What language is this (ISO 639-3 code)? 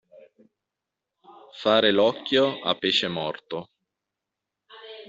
ita